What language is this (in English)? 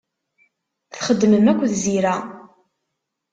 Kabyle